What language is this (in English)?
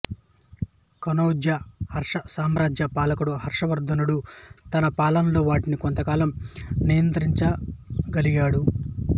Telugu